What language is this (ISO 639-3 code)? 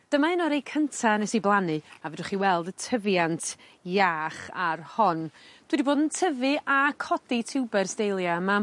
cym